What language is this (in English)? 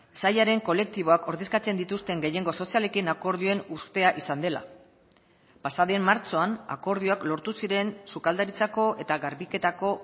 Basque